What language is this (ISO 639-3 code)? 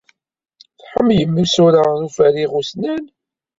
kab